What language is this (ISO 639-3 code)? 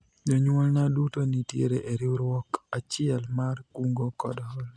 luo